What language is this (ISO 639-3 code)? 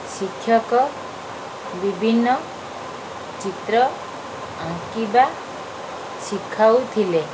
ori